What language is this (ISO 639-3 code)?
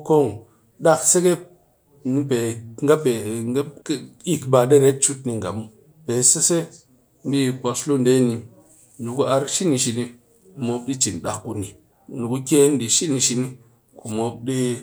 cky